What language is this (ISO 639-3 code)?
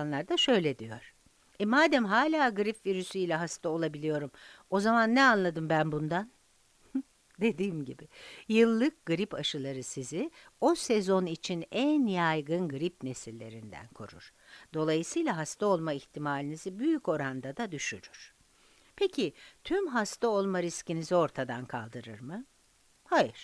tur